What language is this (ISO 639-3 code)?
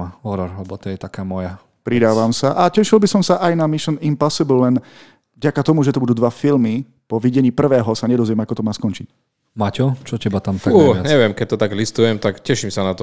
slk